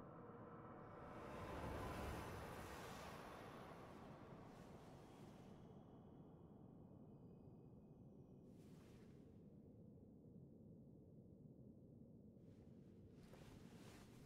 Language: German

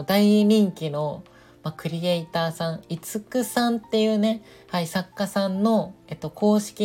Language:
Japanese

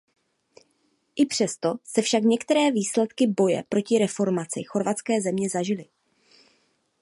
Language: Czech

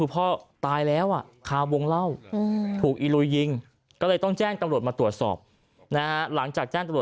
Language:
Thai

